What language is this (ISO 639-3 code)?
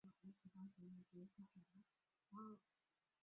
zho